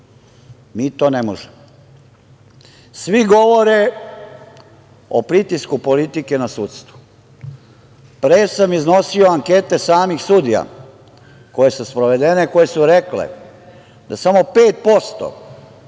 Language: Serbian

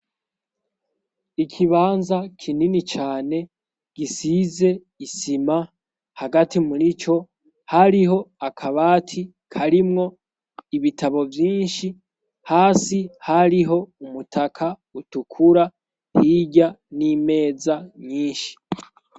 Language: Rundi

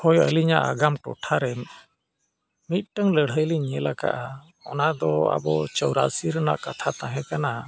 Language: Santali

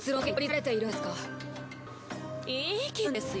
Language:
Japanese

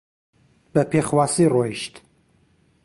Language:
Central Kurdish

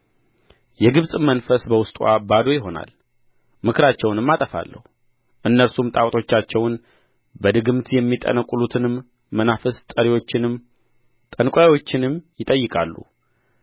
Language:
Amharic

